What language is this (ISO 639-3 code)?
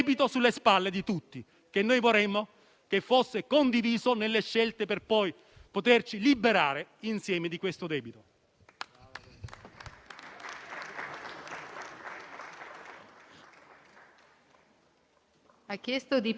ita